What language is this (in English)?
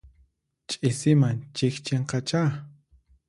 Puno Quechua